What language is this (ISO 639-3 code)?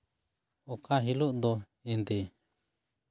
sat